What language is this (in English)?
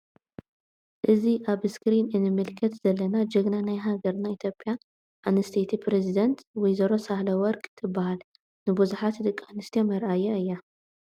Tigrinya